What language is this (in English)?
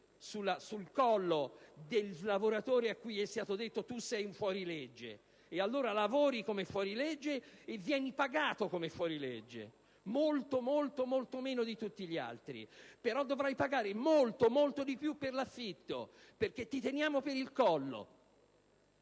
Italian